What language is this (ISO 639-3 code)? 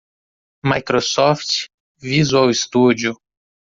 por